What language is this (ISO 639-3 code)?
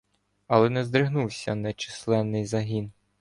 ukr